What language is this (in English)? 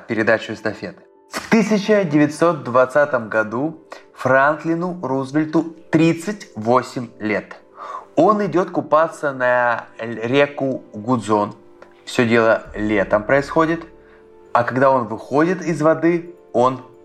Russian